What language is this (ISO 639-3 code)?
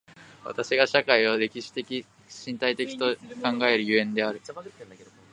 jpn